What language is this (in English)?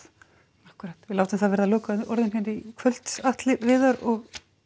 Icelandic